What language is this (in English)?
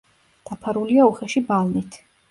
Georgian